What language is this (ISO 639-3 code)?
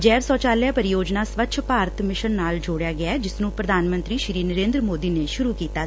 pan